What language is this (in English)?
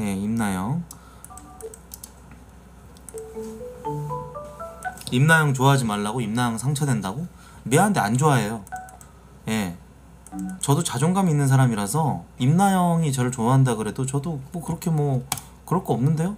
Korean